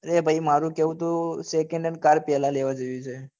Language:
Gujarati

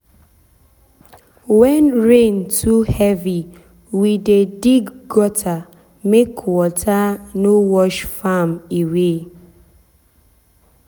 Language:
Nigerian Pidgin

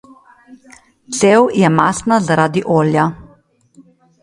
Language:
Slovenian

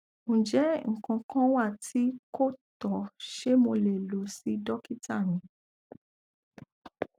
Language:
Yoruba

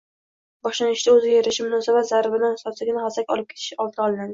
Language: Uzbek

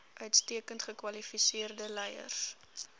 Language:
Afrikaans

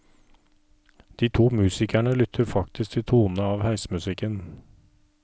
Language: Norwegian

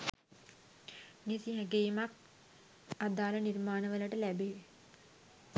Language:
Sinhala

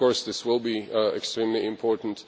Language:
English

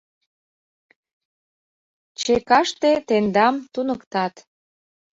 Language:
Mari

